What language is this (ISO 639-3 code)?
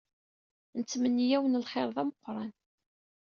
kab